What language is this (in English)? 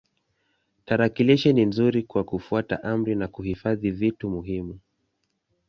Swahili